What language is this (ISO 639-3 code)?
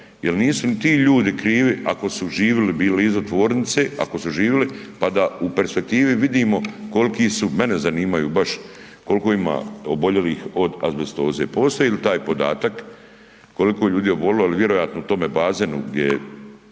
hrv